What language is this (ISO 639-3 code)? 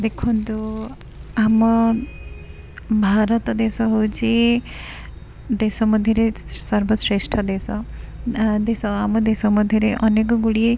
ori